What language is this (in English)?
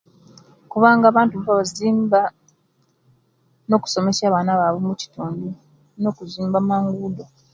Kenyi